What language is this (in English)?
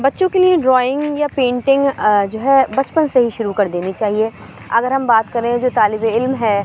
Urdu